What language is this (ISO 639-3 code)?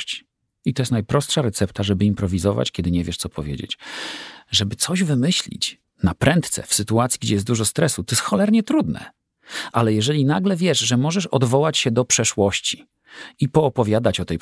pol